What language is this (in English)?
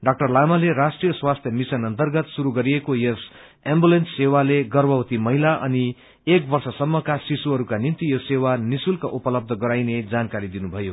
Nepali